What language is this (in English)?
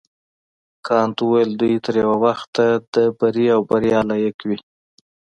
Pashto